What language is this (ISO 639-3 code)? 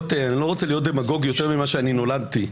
heb